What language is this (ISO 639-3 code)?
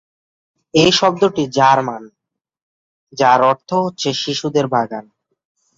ben